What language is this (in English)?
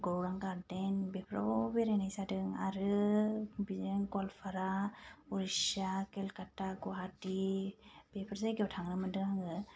Bodo